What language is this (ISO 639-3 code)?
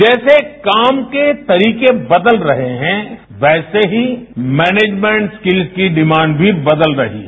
hin